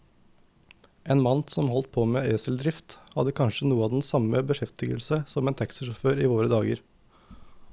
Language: Norwegian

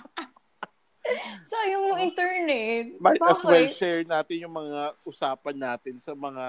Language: Filipino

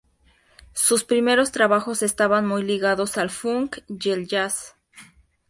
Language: Spanish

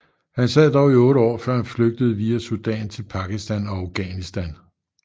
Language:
Danish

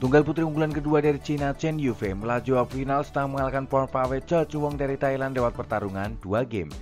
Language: Indonesian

